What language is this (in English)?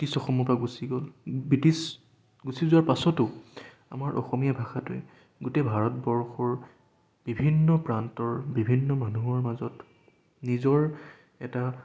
Assamese